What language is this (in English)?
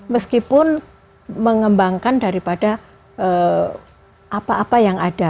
Indonesian